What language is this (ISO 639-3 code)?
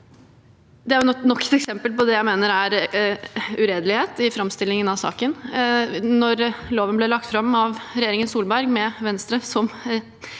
nor